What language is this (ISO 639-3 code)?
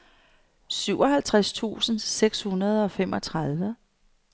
dan